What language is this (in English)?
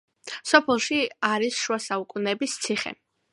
Georgian